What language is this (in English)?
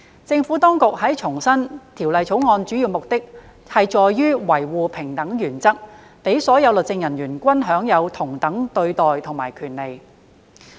Cantonese